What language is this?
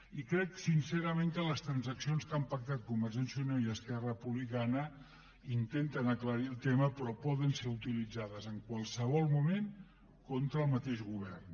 Catalan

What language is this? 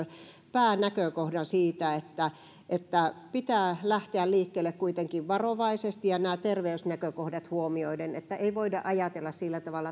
Finnish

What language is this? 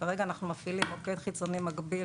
Hebrew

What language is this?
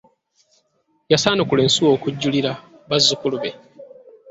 Ganda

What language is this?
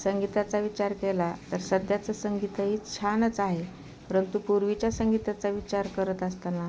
Marathi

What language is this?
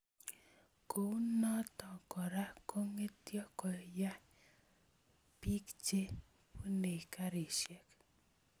Kalenjin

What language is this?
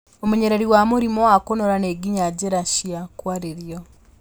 Kikuyu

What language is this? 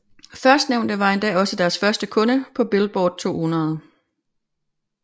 Danish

